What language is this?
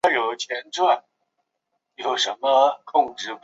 Chinese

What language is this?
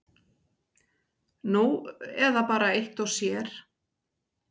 Icelandic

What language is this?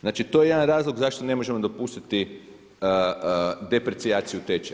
Croatian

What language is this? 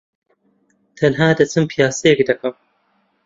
Central Kurdish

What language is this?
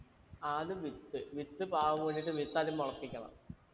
Malayalam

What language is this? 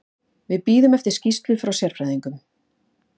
Icelandic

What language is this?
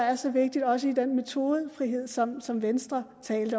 Danish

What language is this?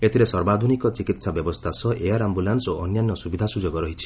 Odia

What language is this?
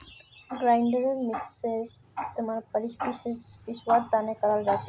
Magahi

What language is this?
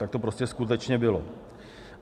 Czech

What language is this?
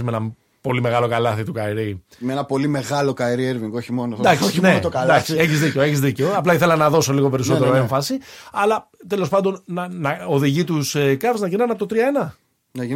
Greek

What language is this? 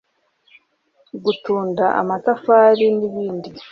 Kinyarwanda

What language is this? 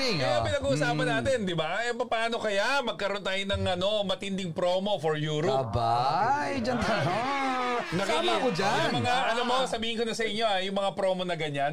Filipino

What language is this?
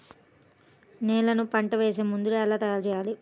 Telugu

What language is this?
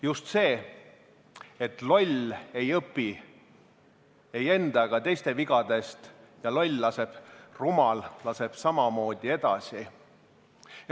Estonian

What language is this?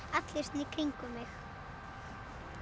Icelandic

